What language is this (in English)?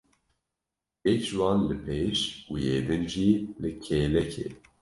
Kurdish